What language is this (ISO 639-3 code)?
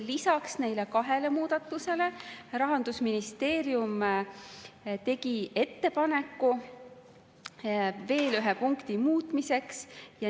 est